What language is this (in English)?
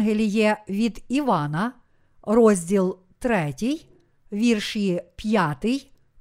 Ukrainian